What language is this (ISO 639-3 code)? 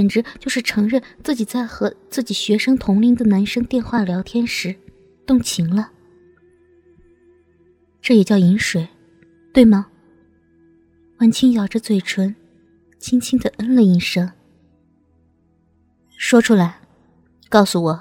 zho